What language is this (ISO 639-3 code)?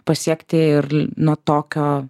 lit